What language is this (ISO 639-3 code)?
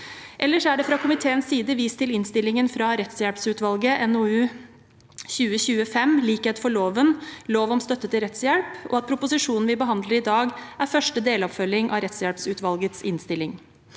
nor